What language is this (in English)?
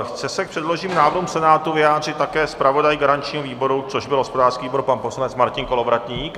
Czech